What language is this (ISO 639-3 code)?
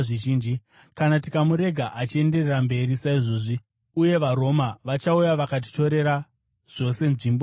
sna